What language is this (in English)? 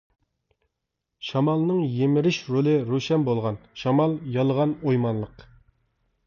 Uyghur